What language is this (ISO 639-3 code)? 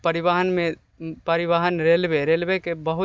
mai